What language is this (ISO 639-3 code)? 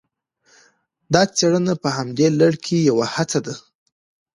pus